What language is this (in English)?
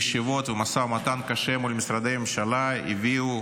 Hebrew